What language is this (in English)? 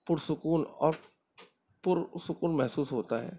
Urdu